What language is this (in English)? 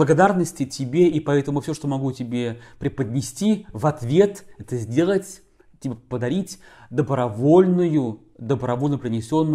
Russian